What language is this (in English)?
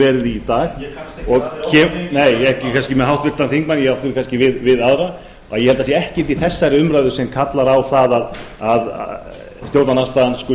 Icelandic